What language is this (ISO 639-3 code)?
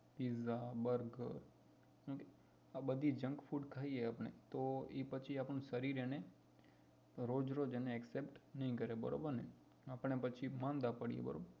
guj